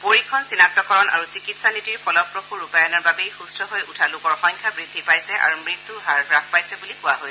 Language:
Assamese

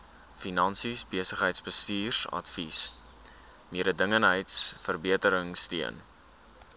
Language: Afrikaans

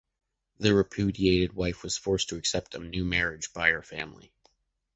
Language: English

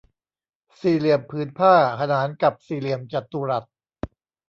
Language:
Thai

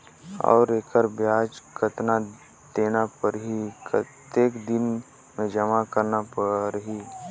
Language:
Chhattisgarhi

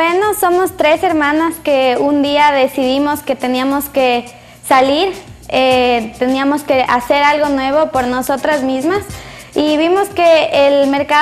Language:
Spanish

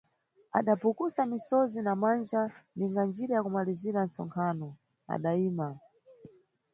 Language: Nyungwe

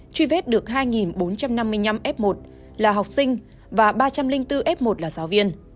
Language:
Vietnamese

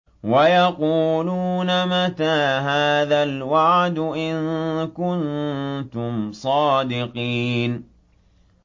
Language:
Arabic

